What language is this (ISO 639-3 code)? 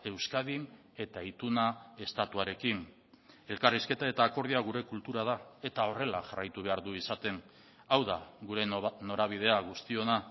eus